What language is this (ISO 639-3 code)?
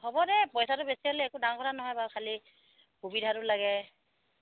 asm